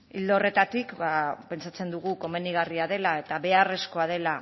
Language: Basque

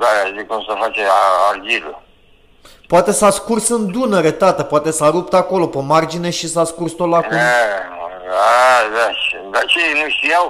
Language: Romanian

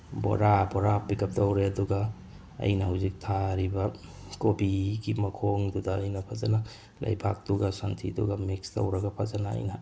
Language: Manipuri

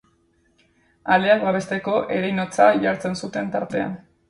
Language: Basque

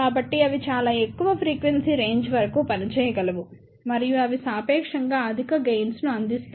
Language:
Telugu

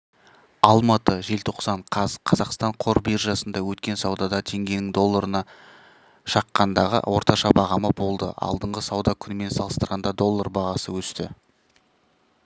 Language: Kazakh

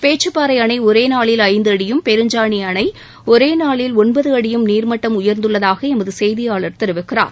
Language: Tamil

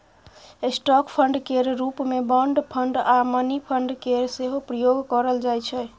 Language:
Maithili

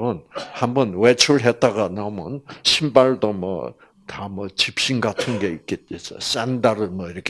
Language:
Korean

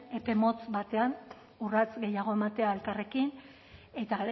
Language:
Basque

